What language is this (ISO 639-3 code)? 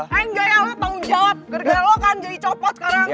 ind